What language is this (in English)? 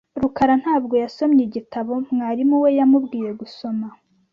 Kinyarwanda